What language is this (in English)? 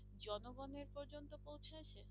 Bangla